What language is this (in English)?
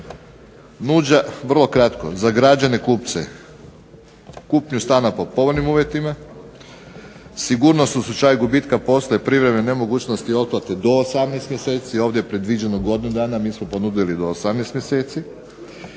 Croatian